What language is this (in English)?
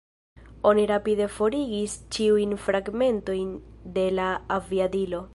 Esperanto